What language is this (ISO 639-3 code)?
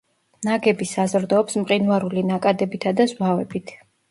kat